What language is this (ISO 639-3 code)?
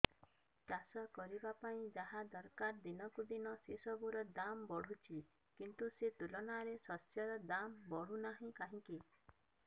ori